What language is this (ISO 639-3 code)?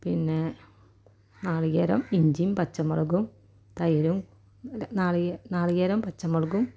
mal